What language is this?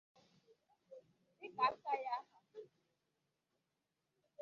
Igbo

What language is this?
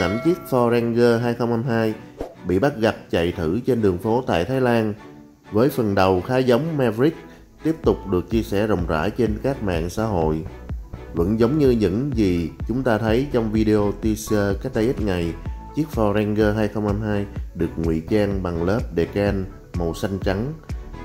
Vietnamese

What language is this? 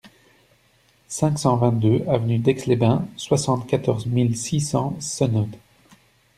French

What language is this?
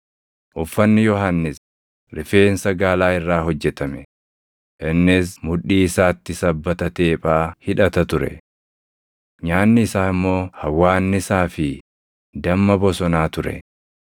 Oromo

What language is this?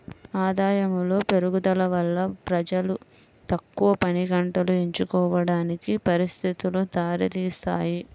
Telugu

